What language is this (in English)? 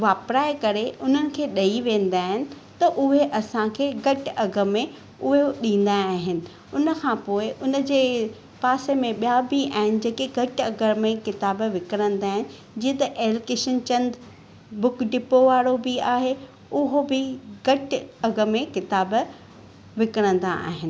Sindhi